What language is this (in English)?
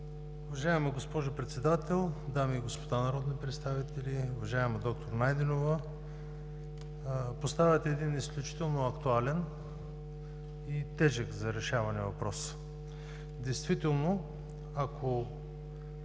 Bulgarian